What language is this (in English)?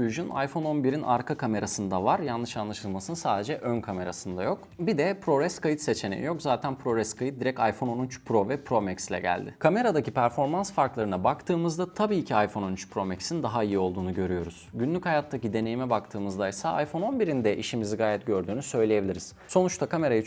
Turkish